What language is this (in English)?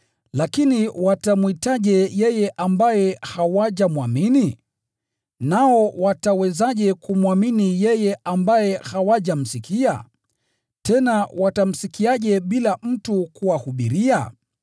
Swahili